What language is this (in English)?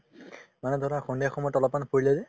Assamese